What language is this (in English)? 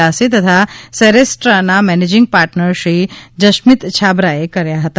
Gujarati